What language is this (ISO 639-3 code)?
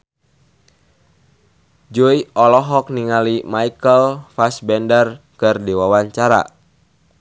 sun